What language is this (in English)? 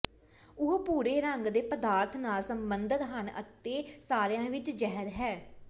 Punjabi